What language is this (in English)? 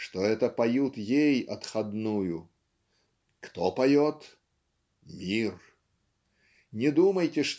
Russian